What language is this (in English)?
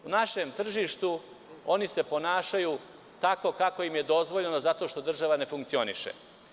Serbian